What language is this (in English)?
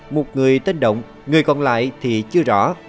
Vietnamese